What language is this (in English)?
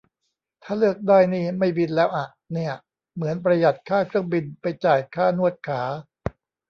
Thai